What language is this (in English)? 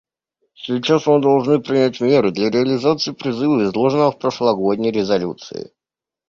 Russian